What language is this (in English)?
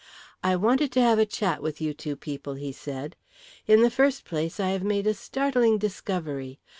English